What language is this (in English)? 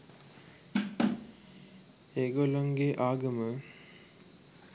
Sinhala